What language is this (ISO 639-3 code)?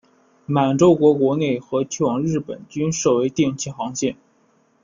zho